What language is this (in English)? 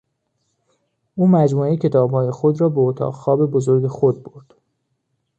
Persian